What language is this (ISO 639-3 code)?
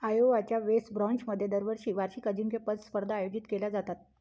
mar